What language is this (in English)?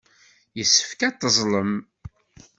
Kabyle